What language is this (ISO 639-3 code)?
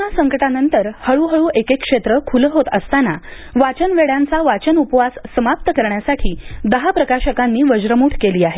mar